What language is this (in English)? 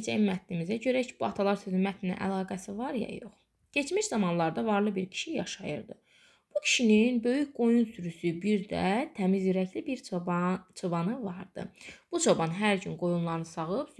Turkish